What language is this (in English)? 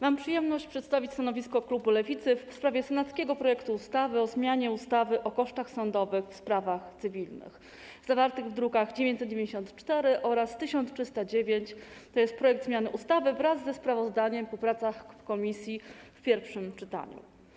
Polish